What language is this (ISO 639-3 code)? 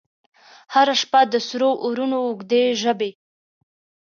pus